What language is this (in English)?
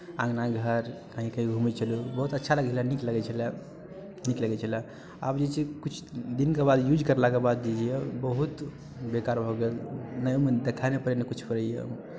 Maithili